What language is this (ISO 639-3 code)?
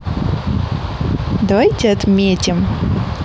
rus